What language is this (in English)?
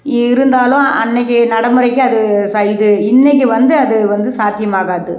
Tamil